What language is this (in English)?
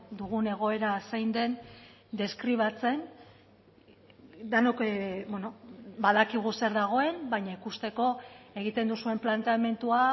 Basque